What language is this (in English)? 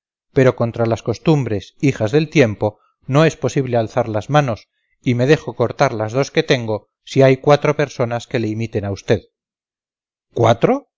Spanish